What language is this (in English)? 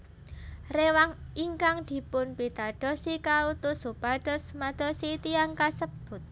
Javanese